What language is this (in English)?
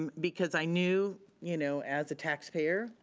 English